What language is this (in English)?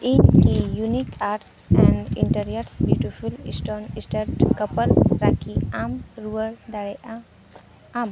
Santali